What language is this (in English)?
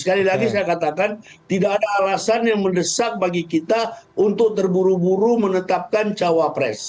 Indonesian